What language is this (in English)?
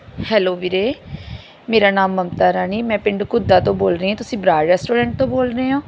Punjabi